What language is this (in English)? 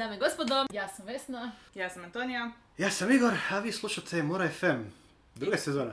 Croatian